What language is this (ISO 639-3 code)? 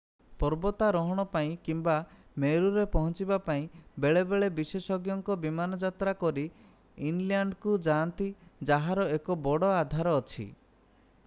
ori